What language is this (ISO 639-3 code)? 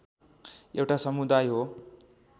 nep